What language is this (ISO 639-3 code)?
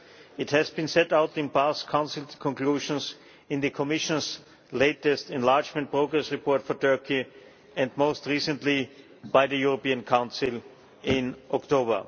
eng